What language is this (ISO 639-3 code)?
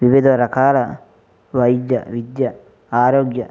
tel